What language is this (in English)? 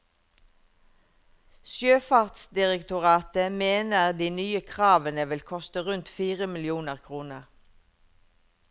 Norwegian